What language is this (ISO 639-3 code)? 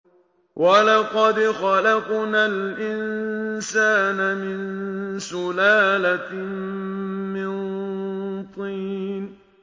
ara